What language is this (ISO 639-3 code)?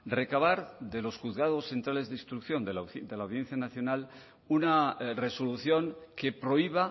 spa